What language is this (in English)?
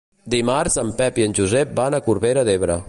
Catalan